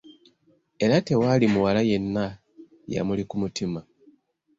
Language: Ganda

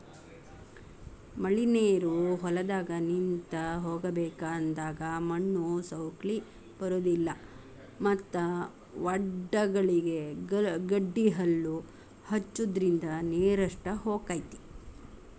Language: Kannada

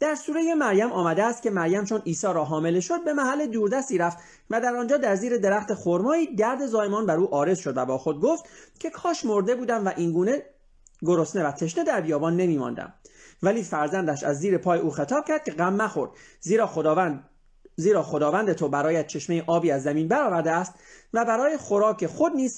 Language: Persian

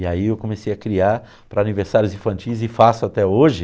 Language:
Portuguese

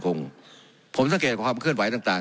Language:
Thai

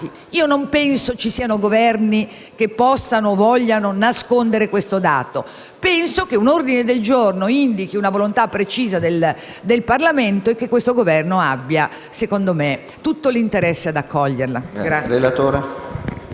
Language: Italian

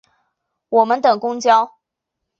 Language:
Chinese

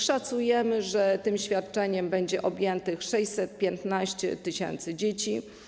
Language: Polish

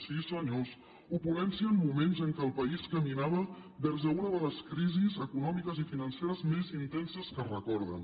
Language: Catalan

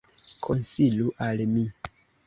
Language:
Esperanto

